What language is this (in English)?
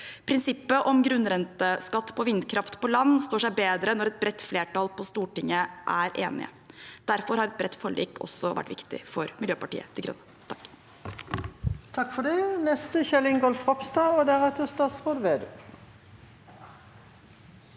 Norwegian